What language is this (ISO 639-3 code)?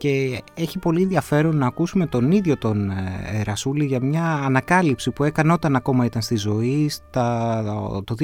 ell